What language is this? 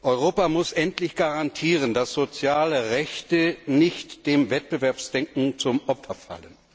German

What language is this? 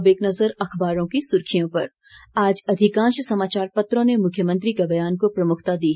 Hindi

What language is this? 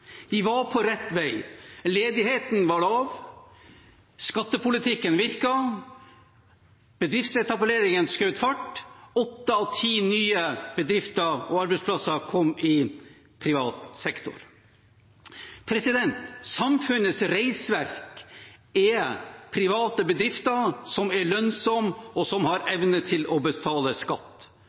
Norwegian Bokmål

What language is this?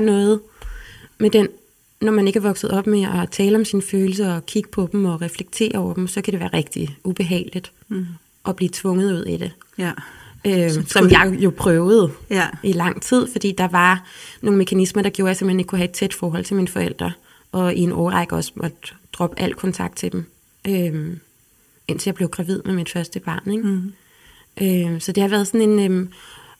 Danish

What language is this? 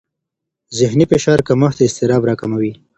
Pashto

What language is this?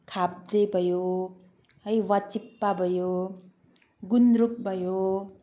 Nepali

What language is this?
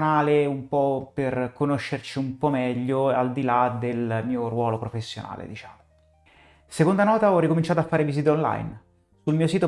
Italian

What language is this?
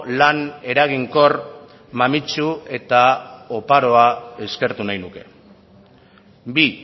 Basque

